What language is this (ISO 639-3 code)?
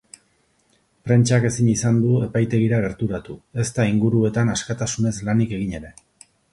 eus